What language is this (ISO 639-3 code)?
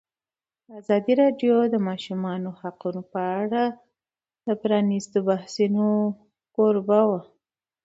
pus